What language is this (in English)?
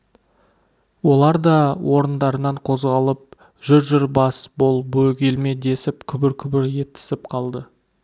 Kazakh